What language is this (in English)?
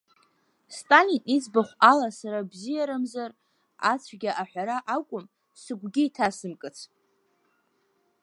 Abkhazian